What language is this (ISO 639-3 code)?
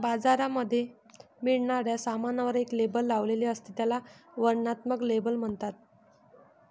mar